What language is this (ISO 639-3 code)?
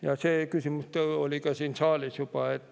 est